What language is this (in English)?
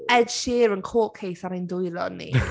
Welsh